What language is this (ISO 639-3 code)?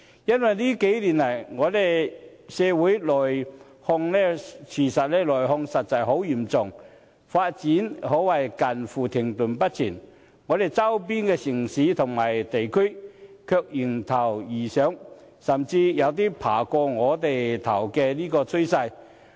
yue